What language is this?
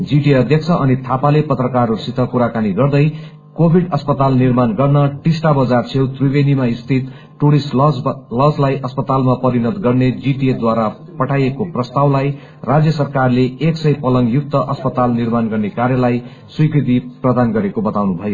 Nepali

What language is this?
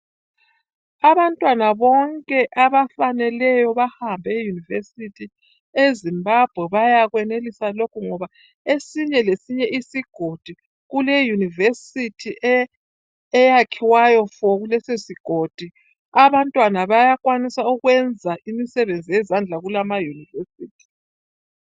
North Ndebele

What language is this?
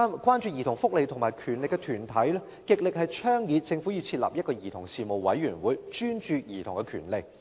Cantonese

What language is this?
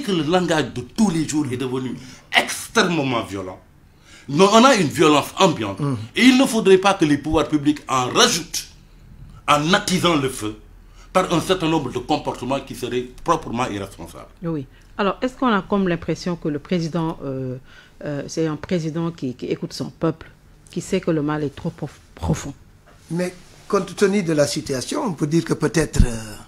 French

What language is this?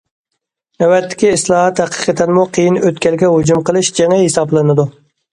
Uyghur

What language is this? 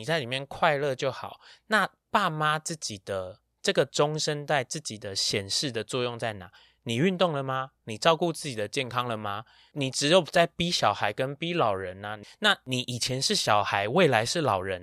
Chinese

